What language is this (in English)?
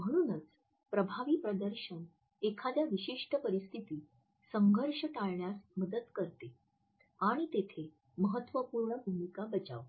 Marathi